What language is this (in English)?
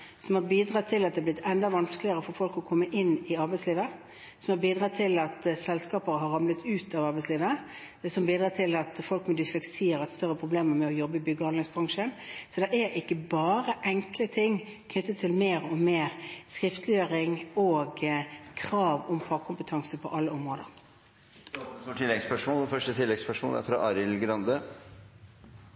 Norwegian